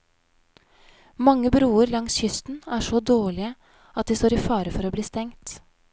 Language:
Norwegian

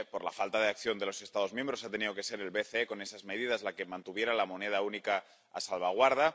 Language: Spanish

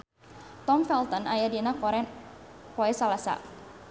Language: Sundanese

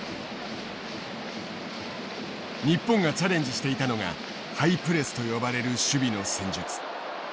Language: Japanese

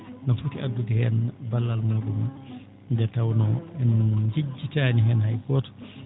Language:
Fula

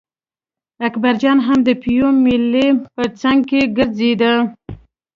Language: Pashto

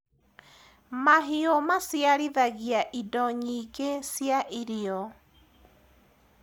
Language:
Kikuyu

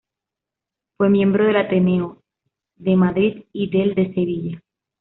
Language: Spanish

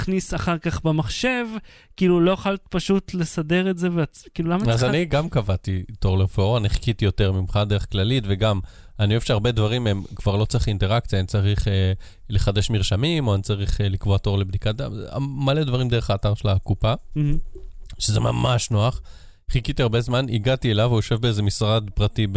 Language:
Hebrew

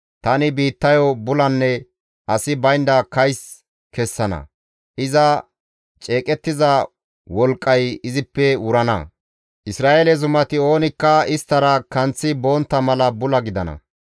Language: Gamo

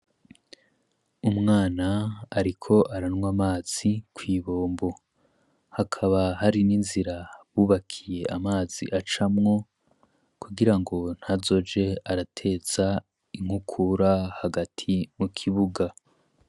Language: Rundi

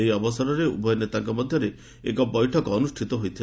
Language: Odia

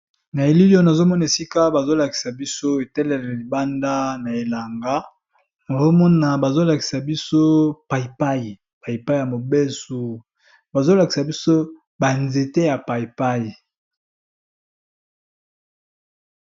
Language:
Lingala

